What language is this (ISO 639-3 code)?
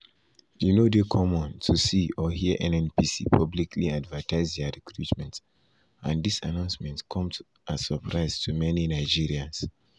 pcm